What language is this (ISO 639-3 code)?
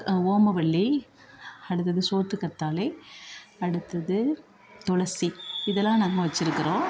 tam